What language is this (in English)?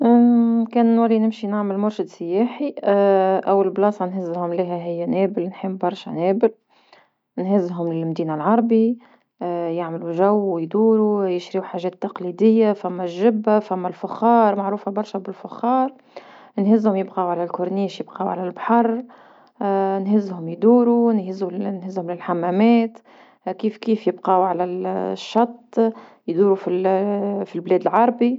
Tunisian Arabic